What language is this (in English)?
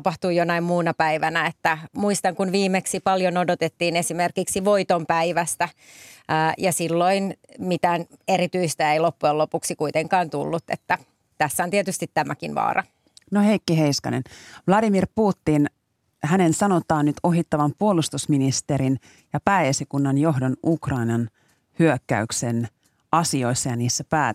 Finnish